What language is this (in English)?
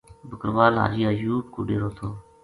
Gujari